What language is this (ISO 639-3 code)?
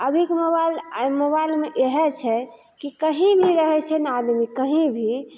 mai